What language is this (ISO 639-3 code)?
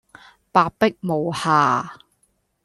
yue